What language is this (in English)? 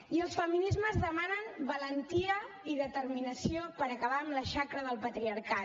Catalan